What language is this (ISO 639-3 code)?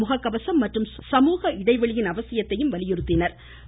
tam